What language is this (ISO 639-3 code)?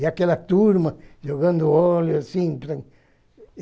por